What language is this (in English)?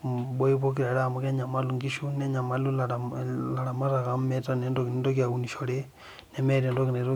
Masai